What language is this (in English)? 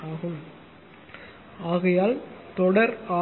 Tamil